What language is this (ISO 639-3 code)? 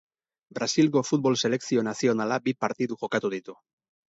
eus